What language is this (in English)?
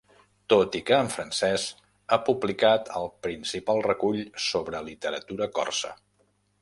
Catalan